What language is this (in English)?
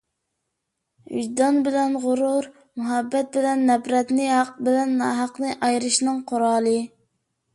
Uyghur